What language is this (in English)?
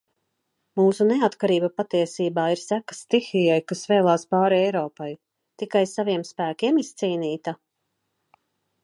Latvian